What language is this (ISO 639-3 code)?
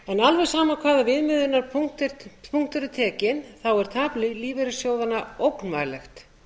isl